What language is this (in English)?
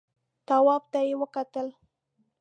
Pashto